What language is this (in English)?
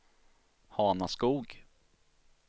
Swedish